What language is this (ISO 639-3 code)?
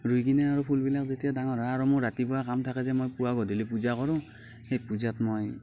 asm